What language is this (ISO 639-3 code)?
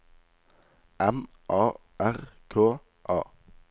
nor